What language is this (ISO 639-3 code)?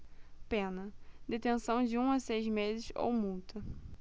por